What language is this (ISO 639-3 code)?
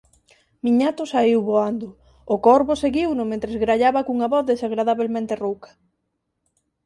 glg